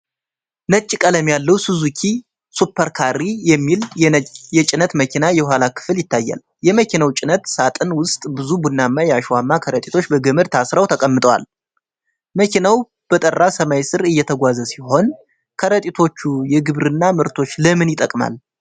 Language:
Amharic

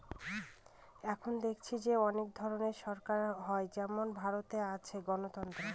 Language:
Bangla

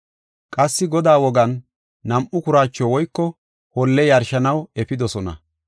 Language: Gofa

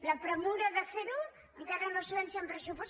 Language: Catalan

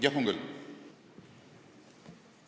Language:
Estonian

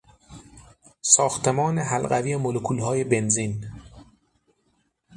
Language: Persian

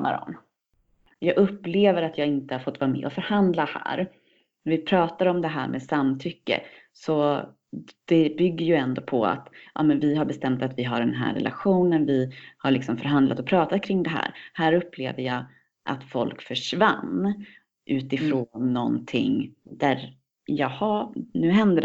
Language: Swedish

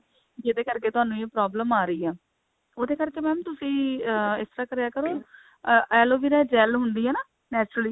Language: Punjabi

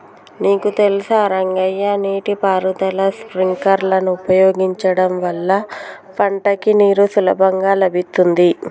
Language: Telugu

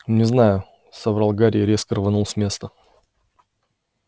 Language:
Russian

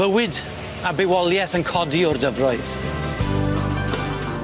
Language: Welsh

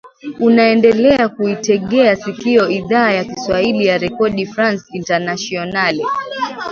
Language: Swahili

